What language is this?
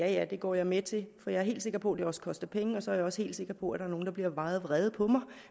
Danish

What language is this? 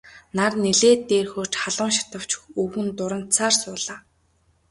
Mongolian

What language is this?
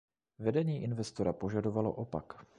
Czech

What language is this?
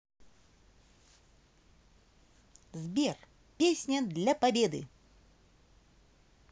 Russian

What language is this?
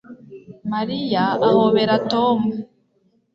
Kinyarwanda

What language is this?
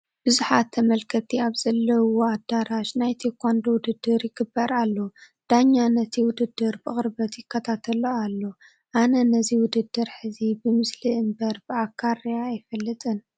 Tigrinya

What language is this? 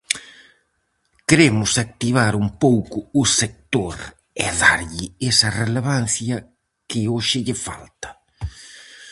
Galician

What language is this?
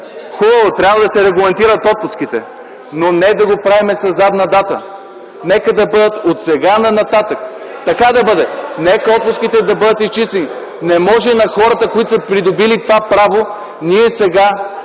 Bulgarian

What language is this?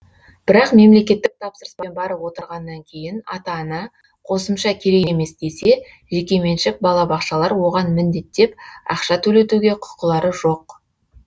Kazakh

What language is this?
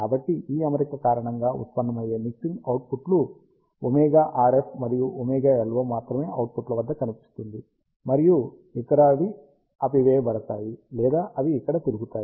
Telugu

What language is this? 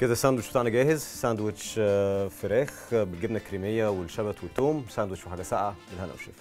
Arabic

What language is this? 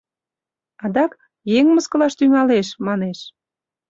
Mari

